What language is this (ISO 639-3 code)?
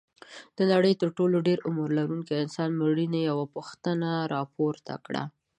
pus